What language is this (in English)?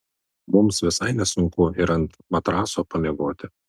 Lithuanian